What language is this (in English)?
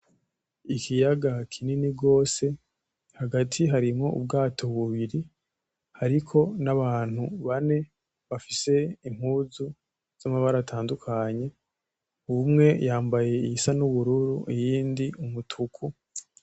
Rundi